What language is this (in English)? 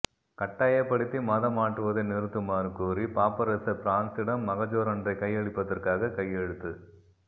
Tamil